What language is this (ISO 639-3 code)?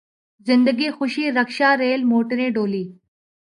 urd